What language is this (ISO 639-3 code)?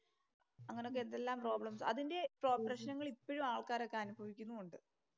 mal